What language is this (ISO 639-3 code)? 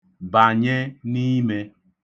ibo